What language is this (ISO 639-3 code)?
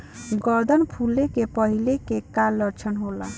bho